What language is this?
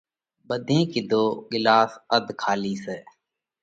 Parkari Koli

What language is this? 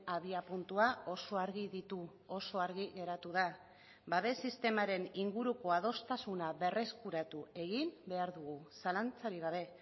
Basque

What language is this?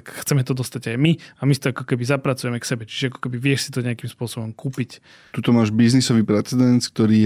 Slovak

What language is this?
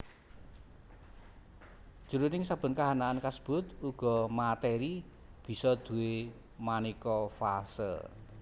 Javanese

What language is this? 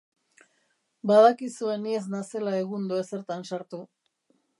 Basque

